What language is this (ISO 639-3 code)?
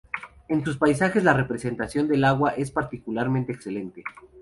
spa